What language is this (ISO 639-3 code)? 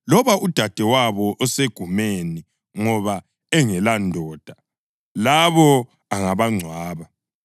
nde